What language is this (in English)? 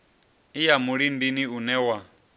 Venda